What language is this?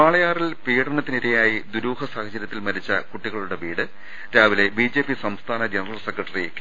Malayalam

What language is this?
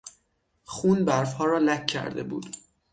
Persian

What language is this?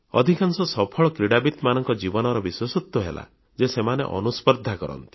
Odia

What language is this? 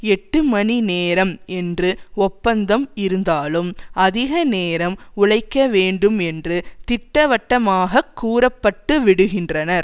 Tamil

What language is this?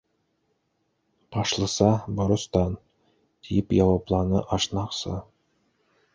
Bashkir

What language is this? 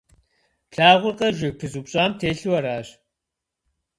Kabardian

